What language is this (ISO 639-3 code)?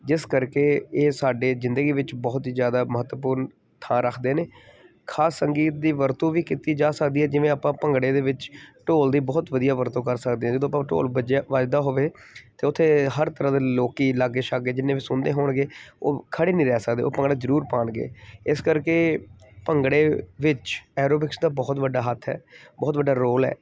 pan